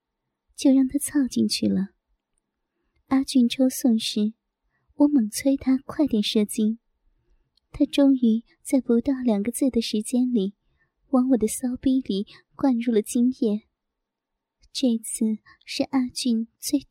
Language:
Chinese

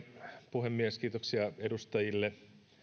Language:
Finnish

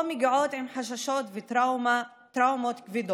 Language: Hebrew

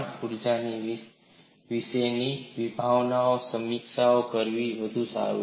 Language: Gujarati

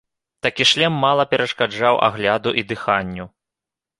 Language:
Belarusian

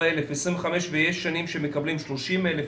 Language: Hebrew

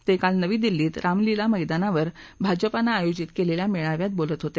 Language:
Marathi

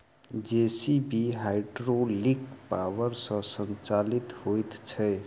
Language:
Maithili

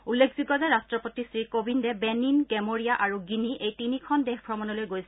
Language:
Assamese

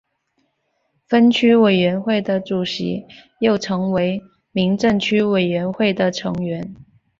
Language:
Chinese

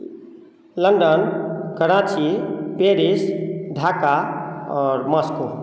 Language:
Maithili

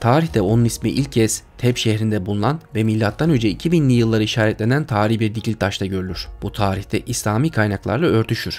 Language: Turkish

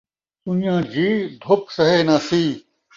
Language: Saraiki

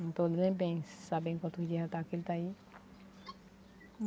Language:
Portuguese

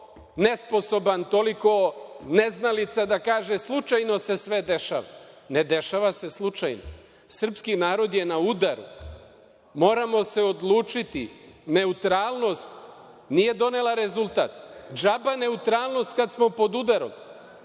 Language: Serbian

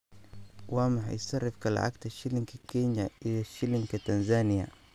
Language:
Somali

